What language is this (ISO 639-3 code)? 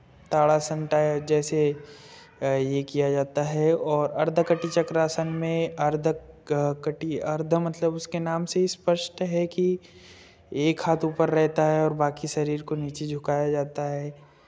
hin